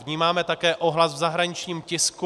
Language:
Czech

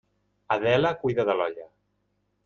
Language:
Catalan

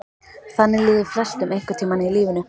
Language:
Icelandic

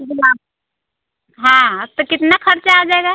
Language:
Hindi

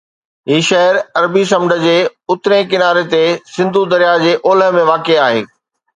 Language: Sindhi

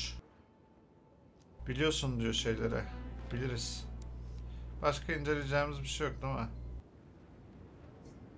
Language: Turkish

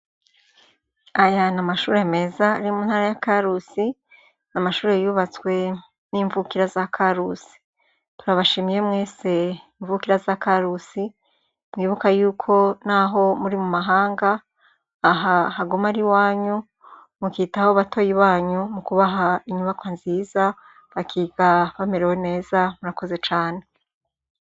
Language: Rundi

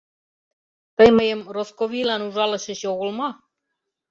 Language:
Mari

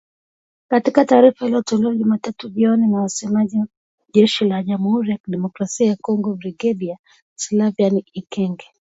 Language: Swahili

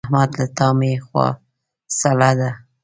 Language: Pashto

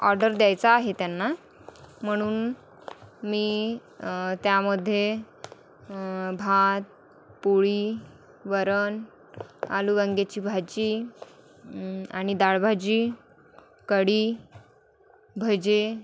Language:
Marathi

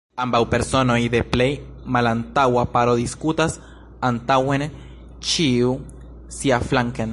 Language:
Esperanto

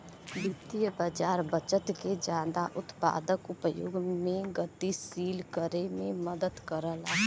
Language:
Bhojpuri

